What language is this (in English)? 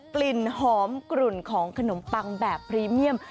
Thai